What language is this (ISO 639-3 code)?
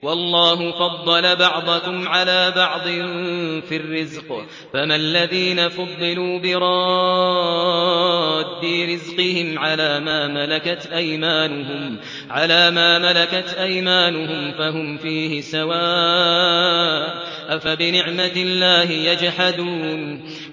ara